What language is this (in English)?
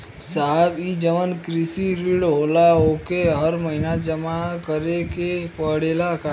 Bhojpuri